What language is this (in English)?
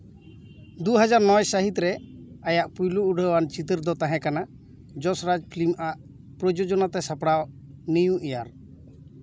Santali